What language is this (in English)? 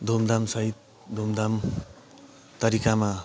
Nepali